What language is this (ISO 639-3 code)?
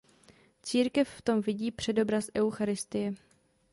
ces